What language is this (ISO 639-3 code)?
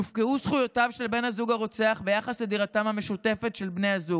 heb